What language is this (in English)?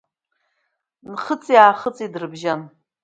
Abkhazian